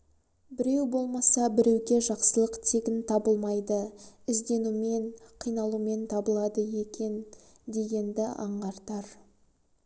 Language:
Kazakh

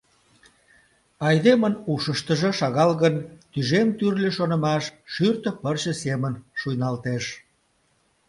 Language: Mari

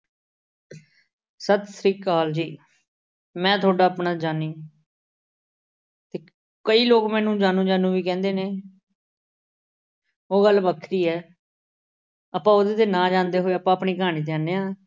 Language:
Punjabi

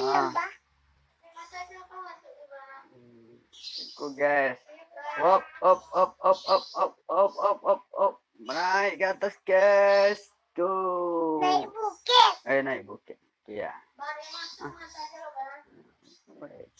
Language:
Indonesian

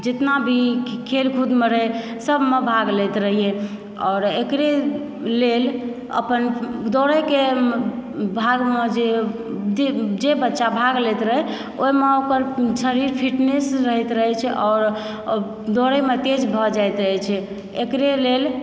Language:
Maithili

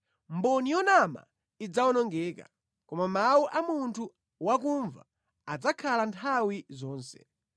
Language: Nyanja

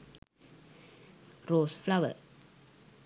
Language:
Sinhala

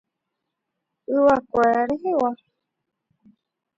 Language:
Guarani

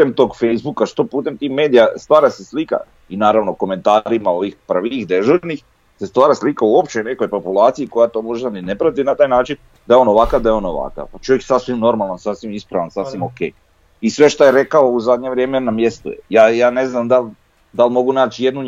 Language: Croatian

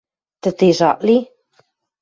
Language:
Western Mari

